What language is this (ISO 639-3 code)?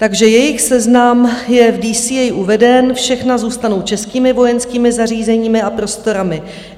ces